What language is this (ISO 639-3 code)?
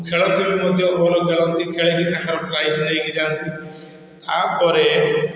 ori